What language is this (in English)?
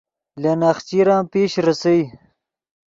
Yidgha